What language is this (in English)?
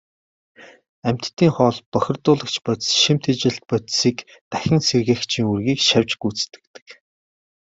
Mongolian